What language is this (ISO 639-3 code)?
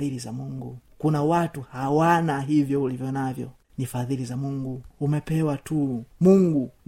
swa